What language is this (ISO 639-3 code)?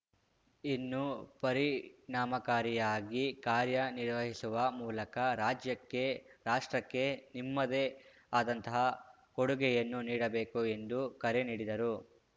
kan